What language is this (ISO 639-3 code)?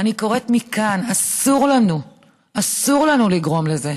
heb